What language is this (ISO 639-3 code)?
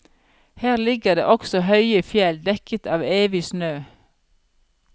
nor